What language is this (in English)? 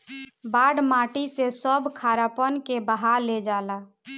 Bhojpuri